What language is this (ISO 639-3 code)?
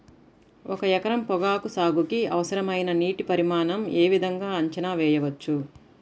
tel